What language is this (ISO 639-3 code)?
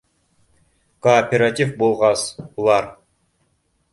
bak